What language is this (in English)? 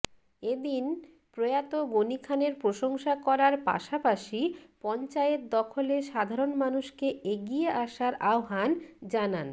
Bangla